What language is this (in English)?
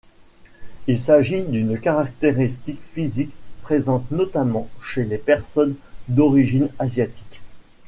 French